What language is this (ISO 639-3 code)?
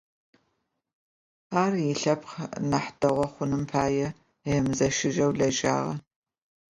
ady